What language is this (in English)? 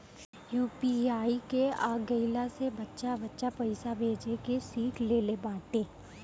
Bhojpuri